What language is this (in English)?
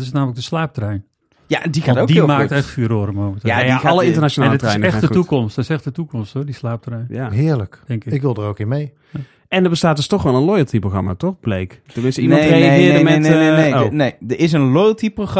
Dutch